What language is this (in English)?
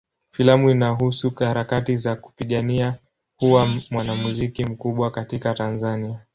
Swahili